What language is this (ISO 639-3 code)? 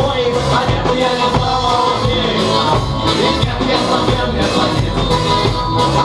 ukr